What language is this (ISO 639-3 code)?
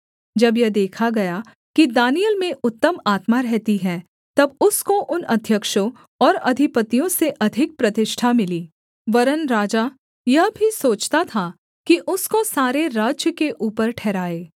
hin